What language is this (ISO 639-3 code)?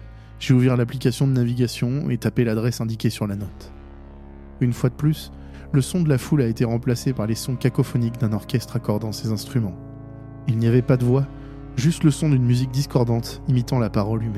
fra